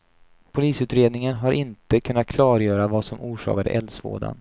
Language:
Swedish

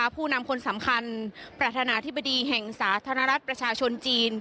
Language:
Thai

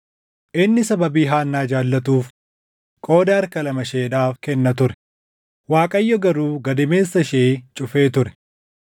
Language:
Oromo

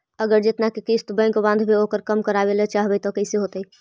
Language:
Magahi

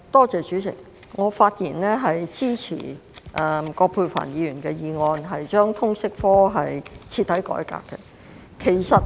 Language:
Cantonese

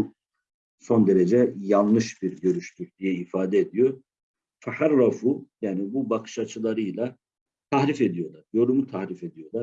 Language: Turkish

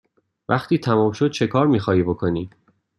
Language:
Persian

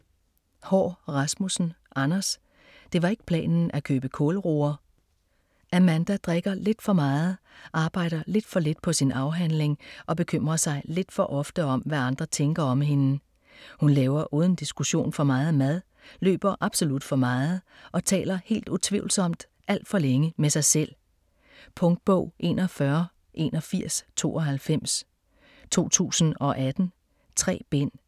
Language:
Danish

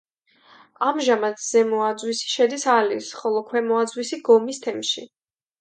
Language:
Georgian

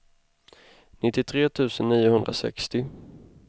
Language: Swedish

